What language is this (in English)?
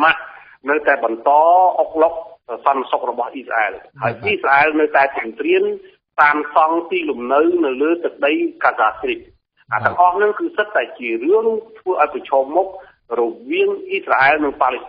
Thai